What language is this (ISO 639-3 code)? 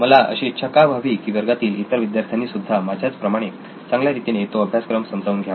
mar